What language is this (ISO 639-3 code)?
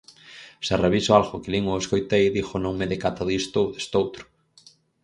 glg